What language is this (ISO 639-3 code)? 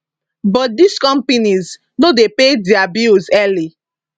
pcm